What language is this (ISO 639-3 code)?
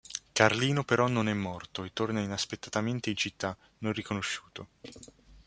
ita